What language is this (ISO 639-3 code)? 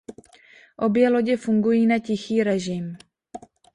ces